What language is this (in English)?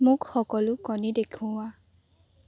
Assamese